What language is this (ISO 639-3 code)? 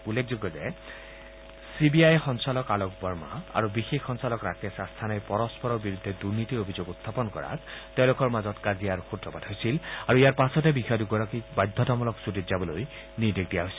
asm